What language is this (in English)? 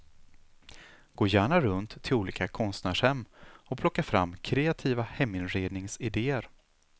Swedish